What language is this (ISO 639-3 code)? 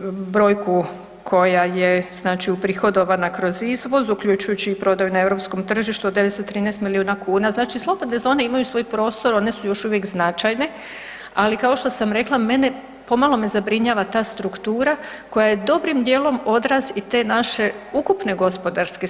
hrv